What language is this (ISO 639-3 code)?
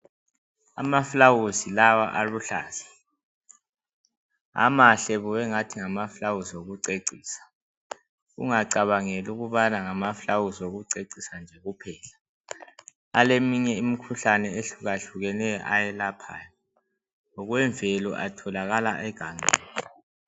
nde